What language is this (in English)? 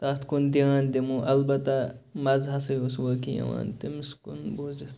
Kashmiri